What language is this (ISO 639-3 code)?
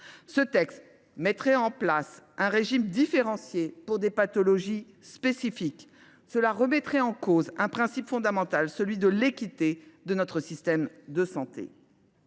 fra